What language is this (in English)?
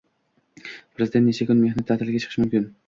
Uzbek